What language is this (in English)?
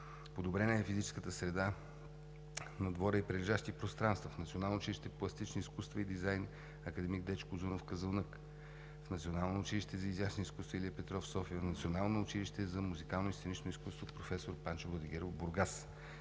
Bulgarian